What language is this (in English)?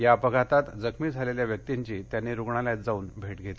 Marathi